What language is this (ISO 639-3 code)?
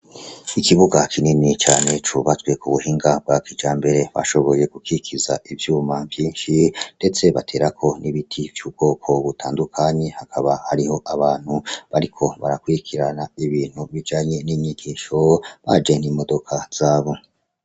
run